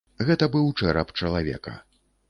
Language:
Belarusian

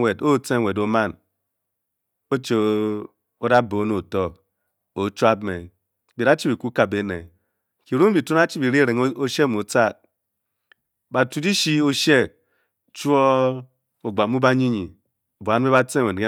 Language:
Bokyi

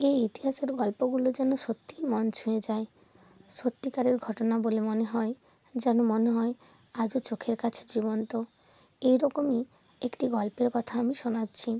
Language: Bangla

